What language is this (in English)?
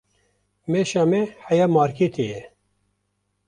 Kurdish